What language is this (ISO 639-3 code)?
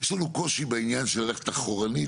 heb